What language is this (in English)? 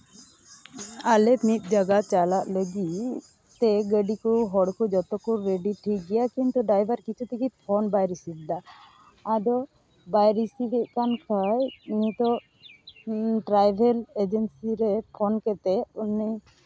Santali